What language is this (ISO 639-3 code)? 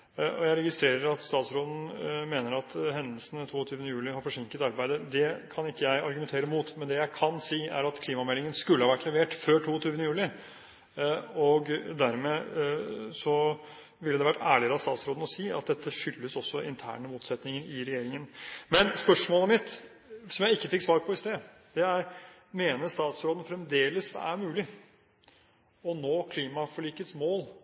nob